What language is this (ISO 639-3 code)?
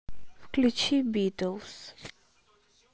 rus